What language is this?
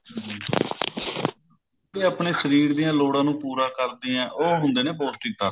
Punjabi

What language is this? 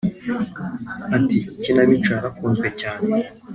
Kinyarwanda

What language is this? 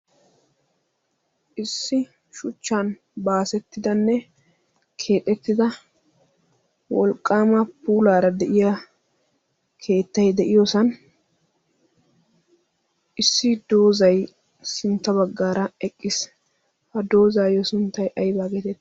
Wolaytta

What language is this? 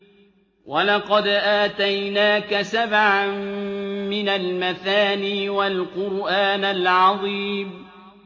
Arabic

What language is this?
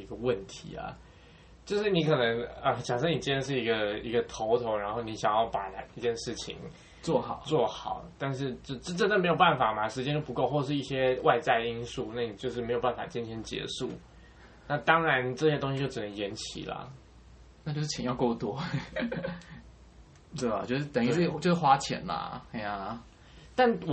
Chinese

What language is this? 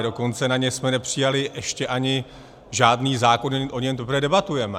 Czech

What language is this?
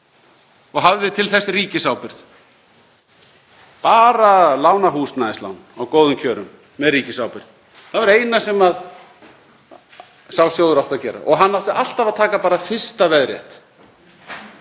Icelandic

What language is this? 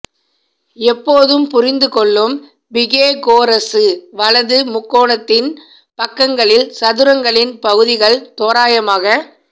Tamil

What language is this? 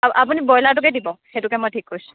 Assamese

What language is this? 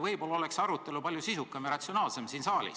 Estonian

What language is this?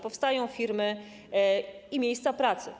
Polish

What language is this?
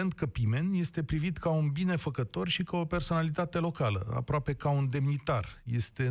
Romanian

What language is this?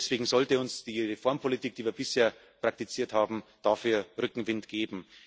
German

